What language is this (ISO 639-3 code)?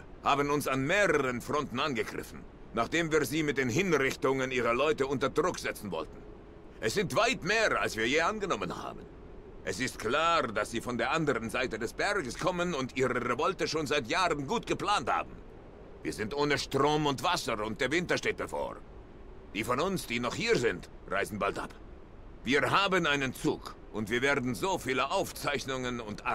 deu